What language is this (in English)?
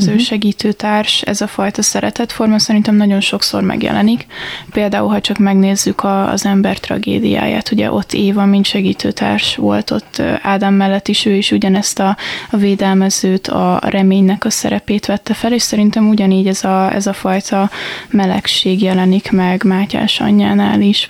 Hungarian